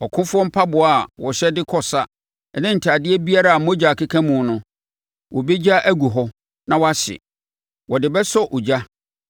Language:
Akan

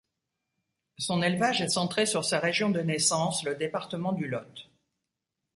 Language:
French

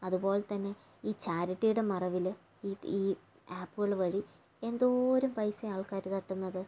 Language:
Malayalam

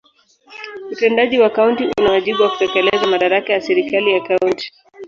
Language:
Swahili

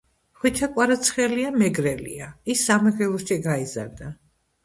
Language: Georgian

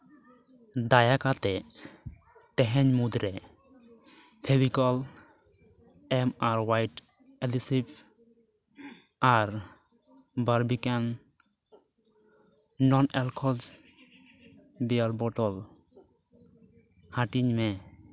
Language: Santali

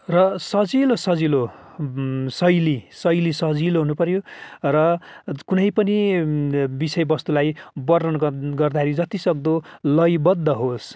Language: Nepali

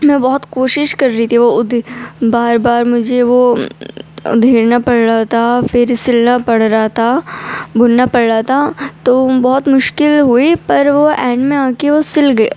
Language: Urdu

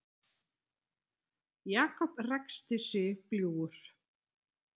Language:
Icelandic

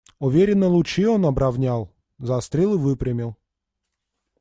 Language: Russian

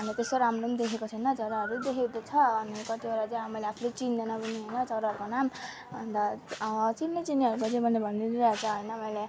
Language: Nepali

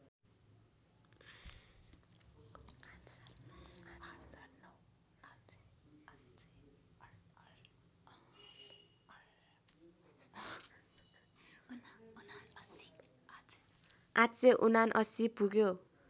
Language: Nepali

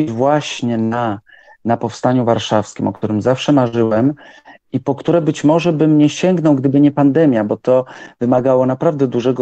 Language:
Polish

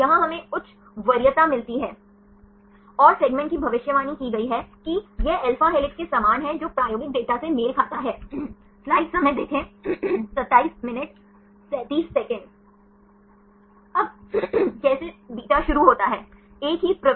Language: Hindi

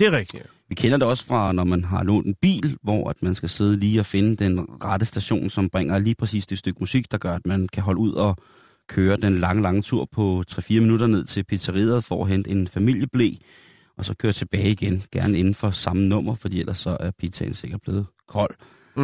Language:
Danish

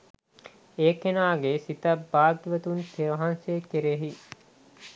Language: Sinhala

